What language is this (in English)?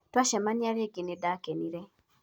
Kikuyu